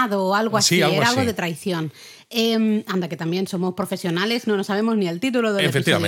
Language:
Spanish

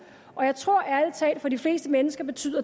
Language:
Danish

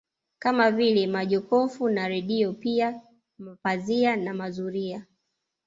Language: Swahili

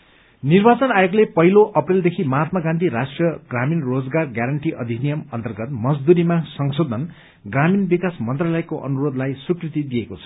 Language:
Nepali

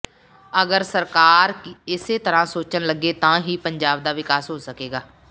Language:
Punjabi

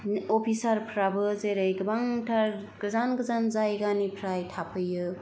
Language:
Bodo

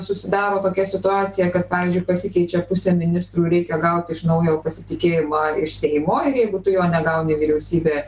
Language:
Lithuanian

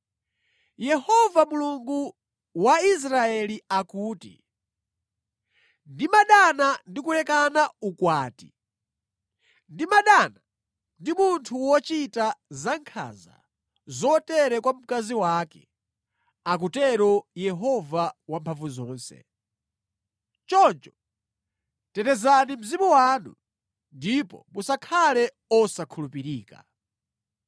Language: Nyanja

